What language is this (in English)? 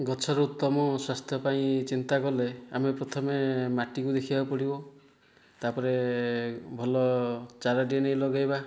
Odia